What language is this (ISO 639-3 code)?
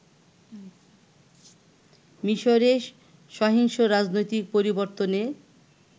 ben